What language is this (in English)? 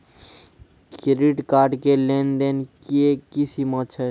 Maithili